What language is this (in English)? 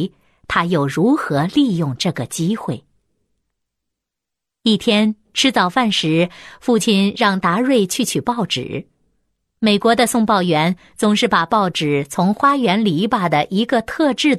Chinese